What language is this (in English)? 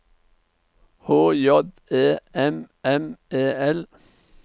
Norwegian